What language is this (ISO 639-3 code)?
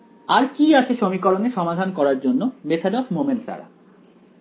ben